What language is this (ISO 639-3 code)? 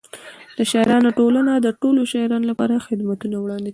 pus